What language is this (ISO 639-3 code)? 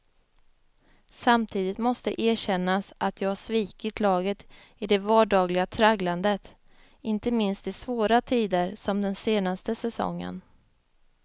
swe